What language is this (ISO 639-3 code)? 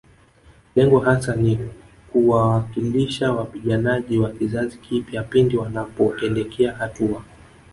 swa